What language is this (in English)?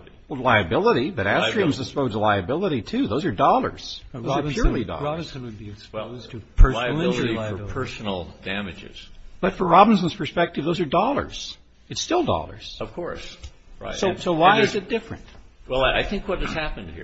English